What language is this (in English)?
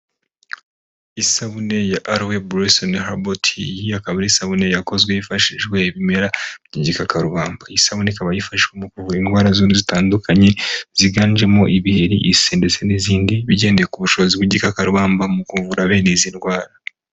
Kinyarwanda